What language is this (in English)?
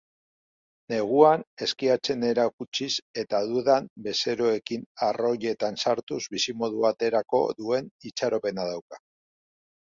Basque